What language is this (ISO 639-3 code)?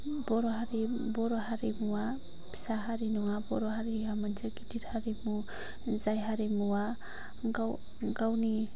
brx